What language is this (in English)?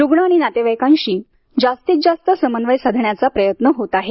Marathi